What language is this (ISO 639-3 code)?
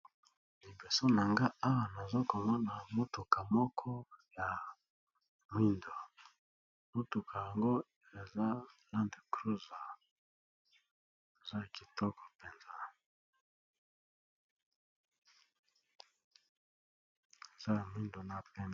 lin